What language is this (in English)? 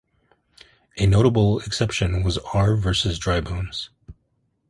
English